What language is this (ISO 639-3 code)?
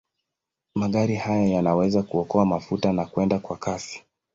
swa